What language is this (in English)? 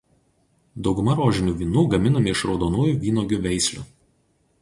Lithuanian